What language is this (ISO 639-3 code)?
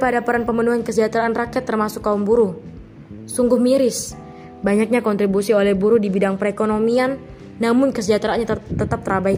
ind